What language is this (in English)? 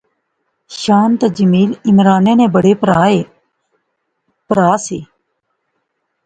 Pahari-Potwari